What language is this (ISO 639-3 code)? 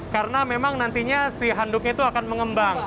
ind